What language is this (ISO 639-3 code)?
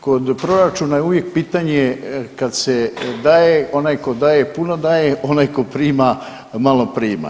hrv